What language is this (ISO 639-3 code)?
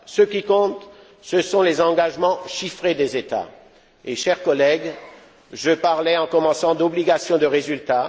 fra